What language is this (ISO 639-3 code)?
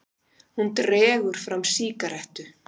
isl